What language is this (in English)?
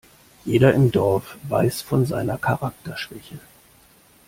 German